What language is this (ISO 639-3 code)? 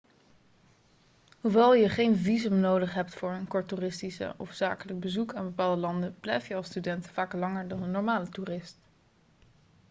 nld